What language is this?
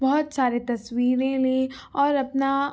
Urdu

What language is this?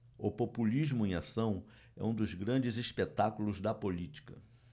Portuguese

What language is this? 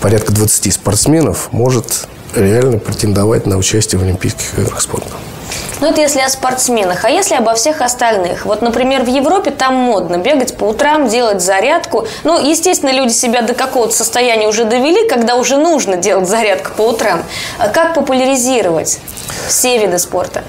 Russian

